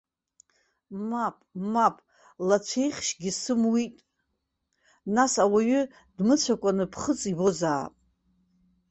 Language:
Abkhazian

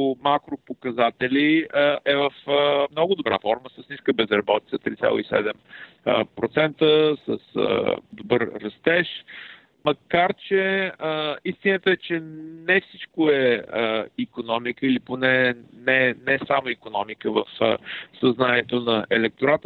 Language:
Bulgarian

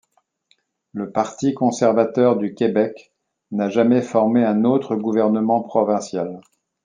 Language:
French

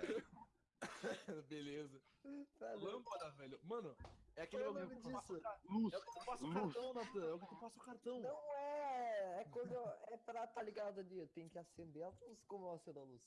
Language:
Portuguese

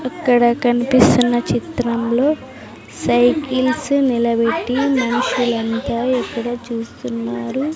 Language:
Telugu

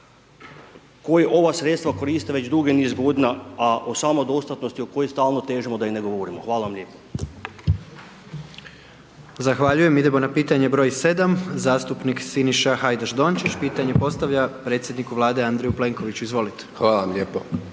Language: Croatian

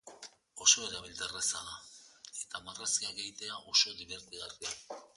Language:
Basque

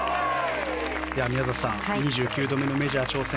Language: Japanese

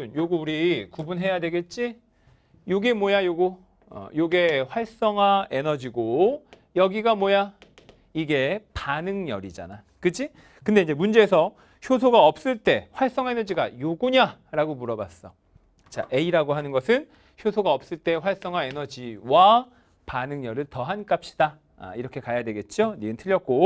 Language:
Korean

